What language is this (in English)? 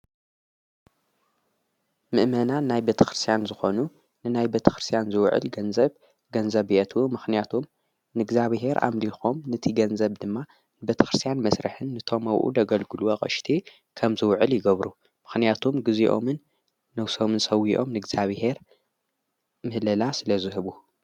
Tigrinya